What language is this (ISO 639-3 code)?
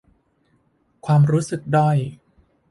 tha